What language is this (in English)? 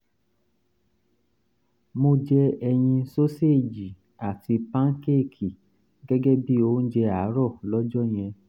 Yoruba